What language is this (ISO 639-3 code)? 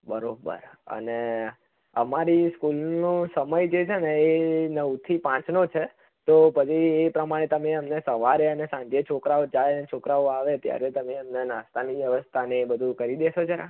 guj